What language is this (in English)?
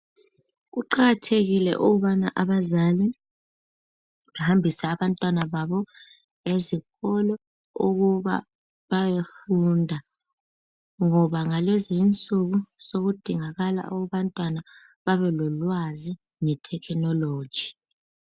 North Ndebele